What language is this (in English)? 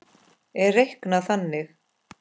Icelandic